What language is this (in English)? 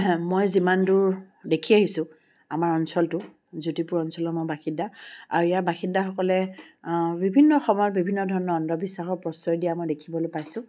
Assamese